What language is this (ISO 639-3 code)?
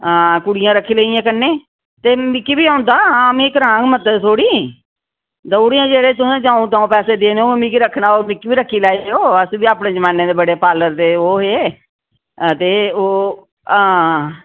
doi